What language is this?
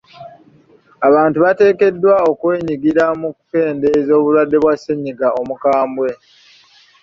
Ganda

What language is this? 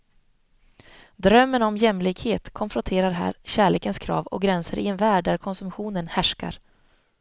Swedish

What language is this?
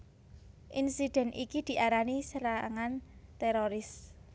Javanese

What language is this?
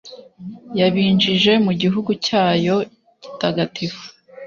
Kinyarwanda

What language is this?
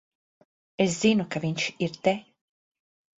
Latvian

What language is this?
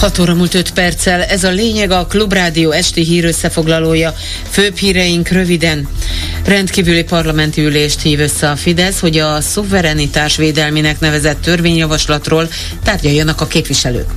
Hungarian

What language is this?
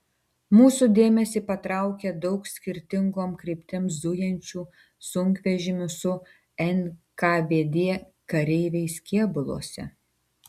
Lithuanian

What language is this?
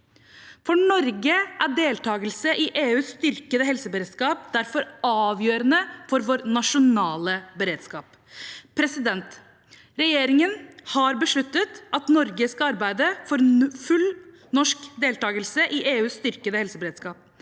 Norwegian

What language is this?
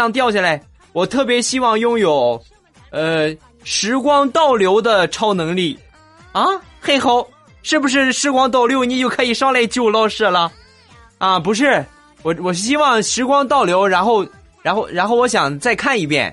Chinese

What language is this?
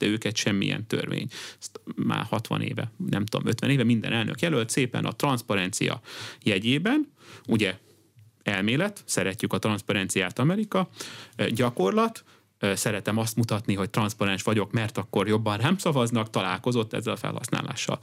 Hungarian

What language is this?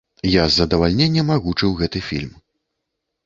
Belarusian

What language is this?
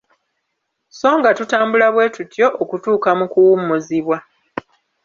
Ganda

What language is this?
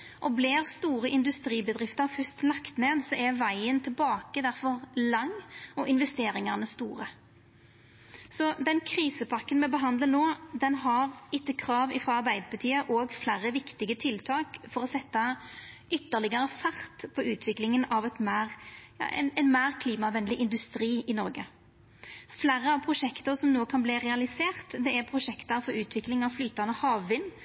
Norwegian Nynorsk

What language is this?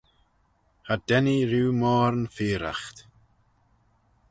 Manx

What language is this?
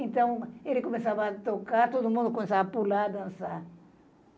Portuguese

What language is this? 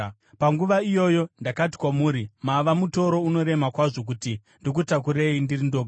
Shona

